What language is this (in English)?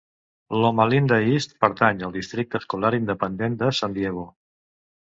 Catalan